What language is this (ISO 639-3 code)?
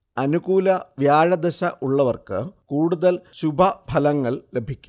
mal